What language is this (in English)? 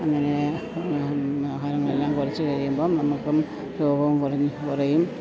Malayalam